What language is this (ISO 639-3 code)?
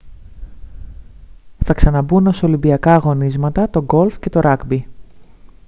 ell